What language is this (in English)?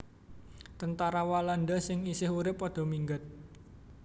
Javanese